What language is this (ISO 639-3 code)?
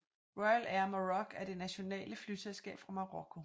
dan